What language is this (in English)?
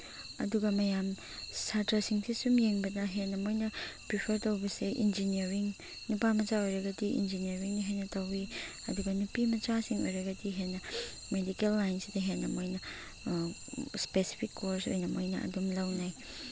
Manipuri